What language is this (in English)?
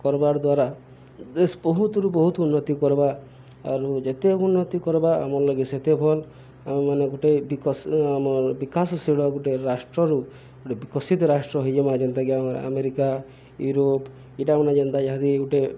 Odia